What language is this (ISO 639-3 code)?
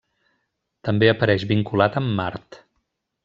cat